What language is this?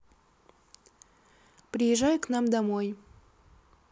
Russian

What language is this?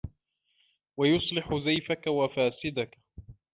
Arabic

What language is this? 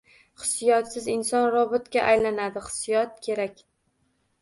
Uzbek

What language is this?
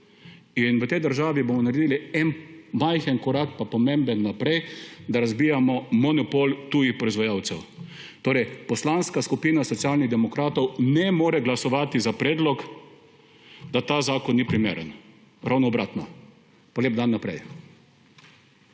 Slovenian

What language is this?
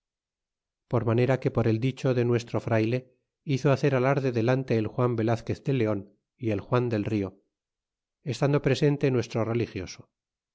Spanish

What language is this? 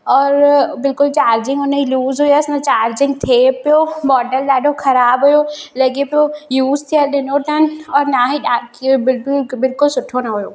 Sindhi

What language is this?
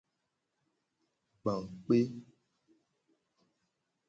Gen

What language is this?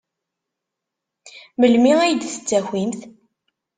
Kabyle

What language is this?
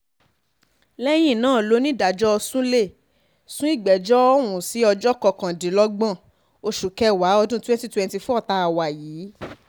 Yoruba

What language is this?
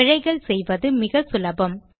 Tamil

